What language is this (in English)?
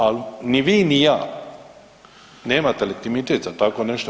Croatian